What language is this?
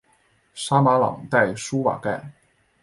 Chinese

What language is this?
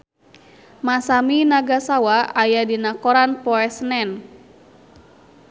Sundanese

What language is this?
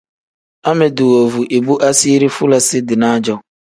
Tem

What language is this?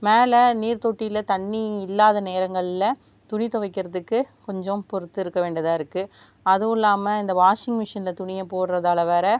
Tamil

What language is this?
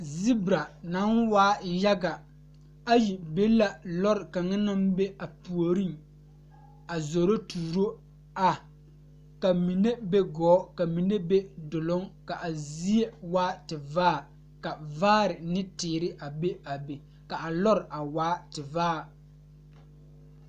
Southern Dagaare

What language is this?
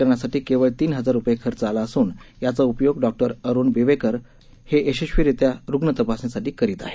Marathi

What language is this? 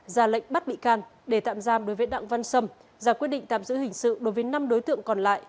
Vietnamese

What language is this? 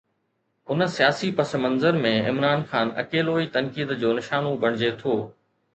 Sindhi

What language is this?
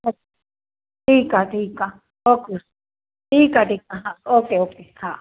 Sindhi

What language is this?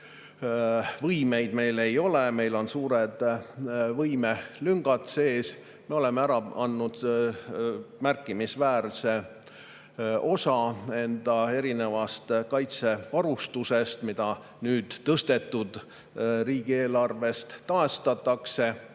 Estonian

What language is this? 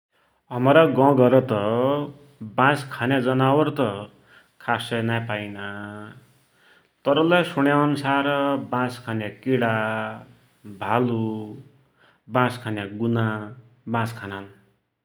Dotyali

